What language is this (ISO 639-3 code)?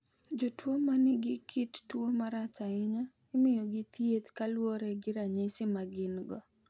luo